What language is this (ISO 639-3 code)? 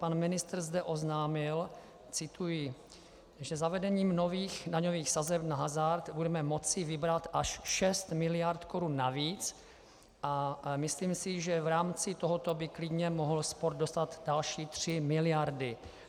ces